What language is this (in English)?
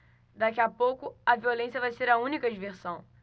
Portuguese